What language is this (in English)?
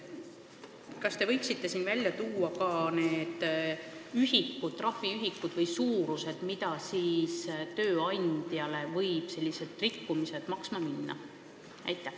Estonian